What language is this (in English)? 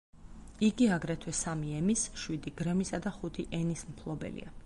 Georgian